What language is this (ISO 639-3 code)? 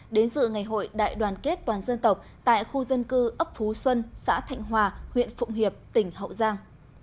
vie